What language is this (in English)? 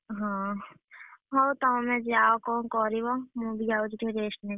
Odia